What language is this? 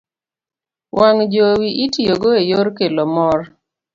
Luo (Kenya and Tanzania)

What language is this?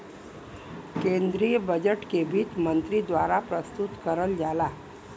Bhojpuri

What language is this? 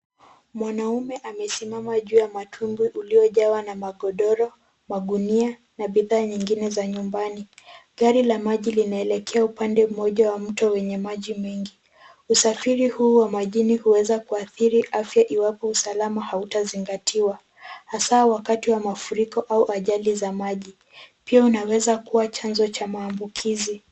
Swahili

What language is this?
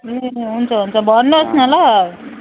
Nepali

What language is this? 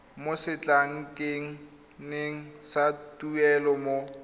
Tswana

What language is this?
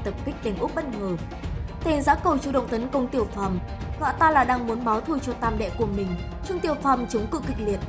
Vietnamese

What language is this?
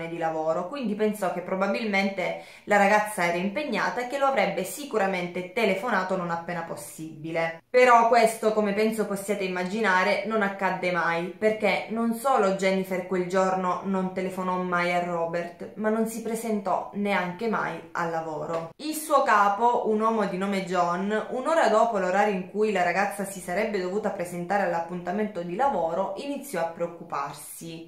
Italian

